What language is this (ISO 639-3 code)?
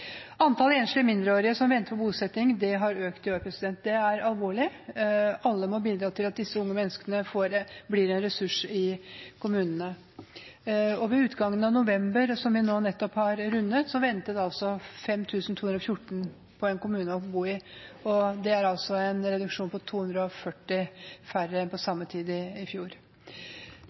nob